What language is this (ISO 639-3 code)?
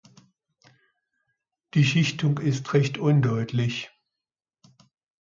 deu